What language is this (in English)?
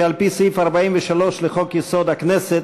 Hebrew